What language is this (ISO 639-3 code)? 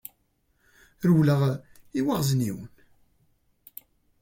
kab